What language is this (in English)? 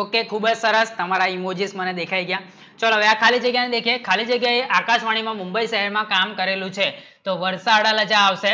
Gujarati